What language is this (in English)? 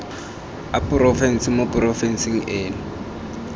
Tswana